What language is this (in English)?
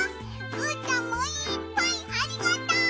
Japanese